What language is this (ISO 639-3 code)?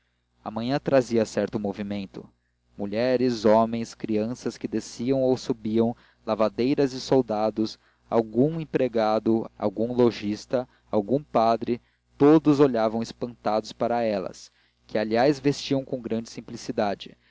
por